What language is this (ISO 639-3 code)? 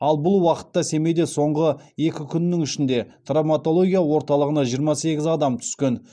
kaz